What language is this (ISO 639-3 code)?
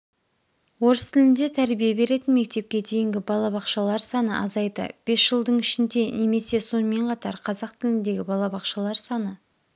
kaz